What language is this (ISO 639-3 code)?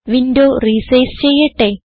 mal